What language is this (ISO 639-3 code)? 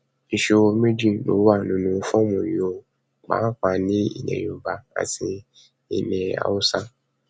yor